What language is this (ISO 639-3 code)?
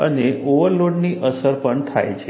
guj